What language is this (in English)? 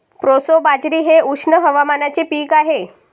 Marathi